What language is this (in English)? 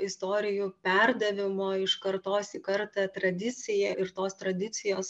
Lithuanian